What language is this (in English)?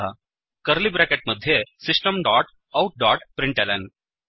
Sanskrit